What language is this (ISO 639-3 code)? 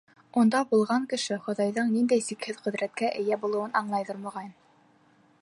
bak